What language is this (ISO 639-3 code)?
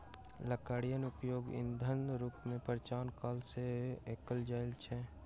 mai